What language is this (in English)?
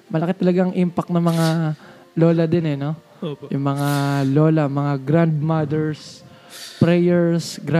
Filipino